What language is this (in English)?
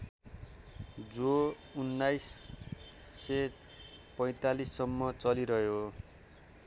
Nepali